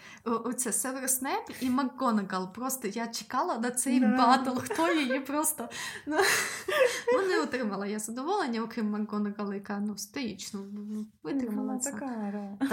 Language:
Ukrainian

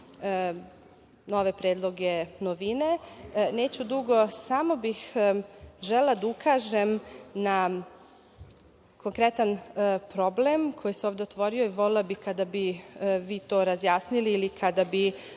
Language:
Serbian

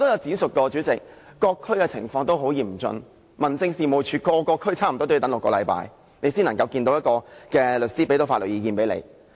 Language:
Cantonese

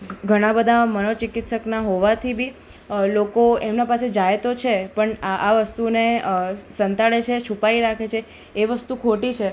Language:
Gujarati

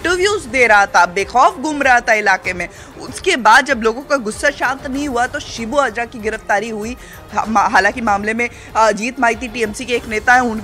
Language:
Hindi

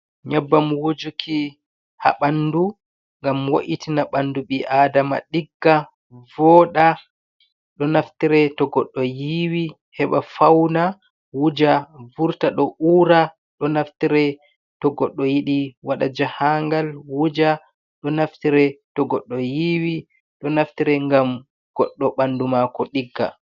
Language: Fula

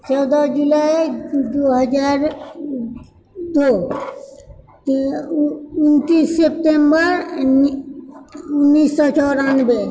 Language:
Maithili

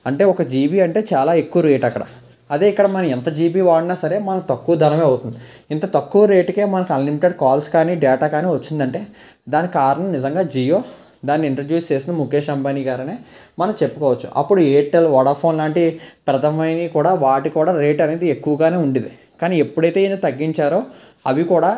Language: Telugu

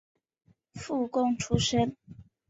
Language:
Chinese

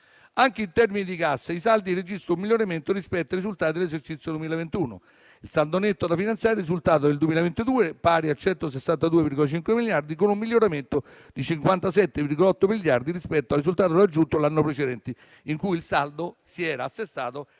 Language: Italian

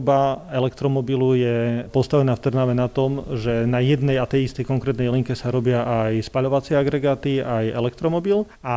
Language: Slovak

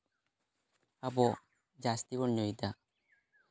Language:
Santali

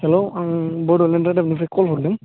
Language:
Bodo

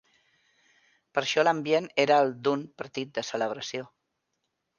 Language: Catalan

